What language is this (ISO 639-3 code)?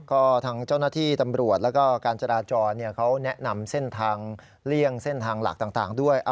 tha